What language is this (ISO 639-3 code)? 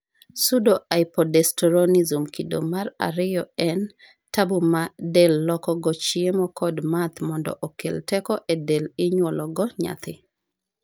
luo